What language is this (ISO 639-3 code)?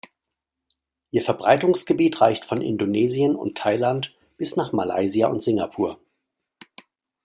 deu